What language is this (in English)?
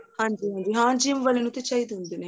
Punjabi